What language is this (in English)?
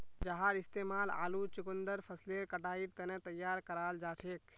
Magahi